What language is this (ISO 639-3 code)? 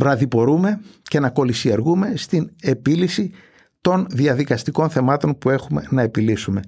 ell